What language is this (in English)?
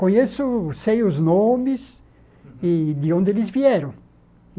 Portuguese